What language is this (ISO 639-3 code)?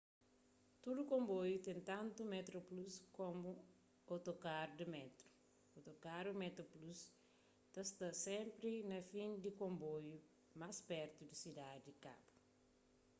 kea